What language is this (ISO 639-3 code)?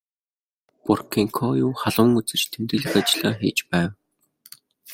mon